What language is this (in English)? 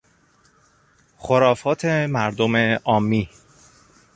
Persian